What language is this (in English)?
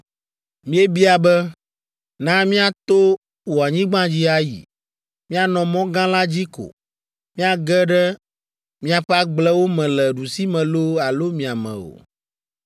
Ewe